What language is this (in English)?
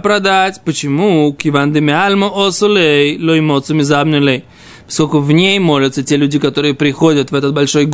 Russian